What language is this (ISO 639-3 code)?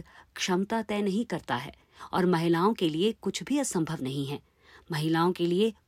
hin